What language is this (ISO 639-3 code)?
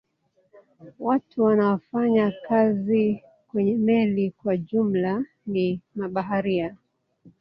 swa